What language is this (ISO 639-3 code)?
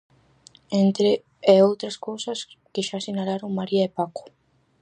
glg